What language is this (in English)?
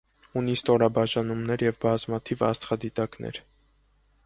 Armenian